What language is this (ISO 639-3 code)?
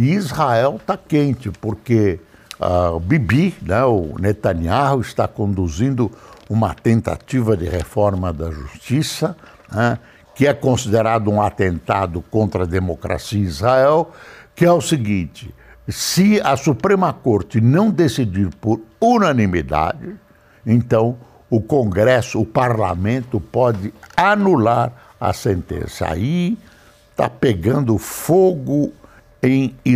por